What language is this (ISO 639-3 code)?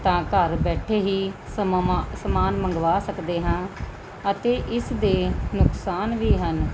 pan